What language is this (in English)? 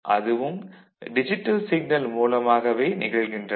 Tamil